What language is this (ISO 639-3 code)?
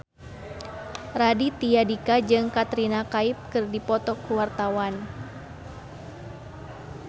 sun